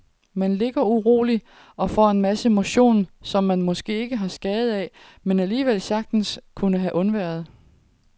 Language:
Danish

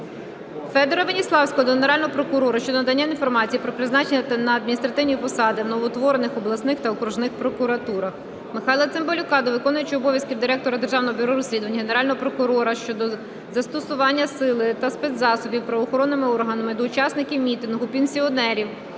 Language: Ukrainian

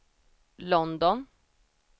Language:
Swedish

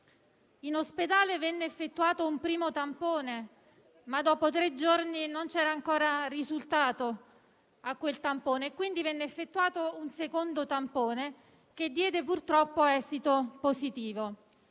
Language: Italian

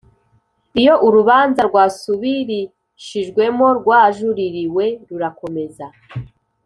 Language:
Kinyarwanda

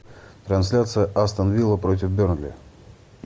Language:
Russian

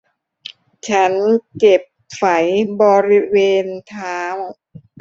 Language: Thai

